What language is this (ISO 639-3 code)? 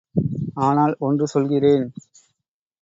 tam